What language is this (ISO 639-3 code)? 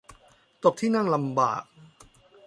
tha